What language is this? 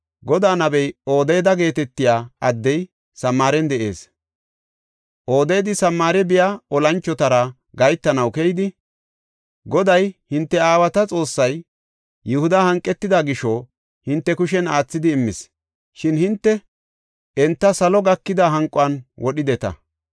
Gofa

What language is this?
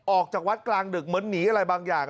Thai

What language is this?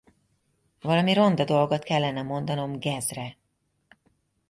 Hungarian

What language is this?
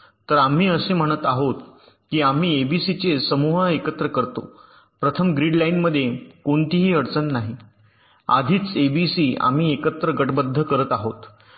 Marathi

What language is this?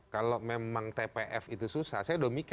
Indonesian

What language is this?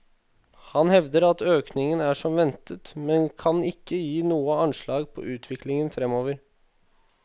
Norwegian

